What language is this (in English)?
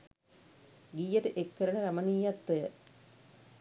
Sinhala